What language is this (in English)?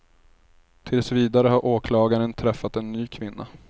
Swedish